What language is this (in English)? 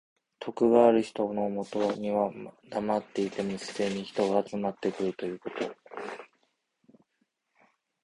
Japanese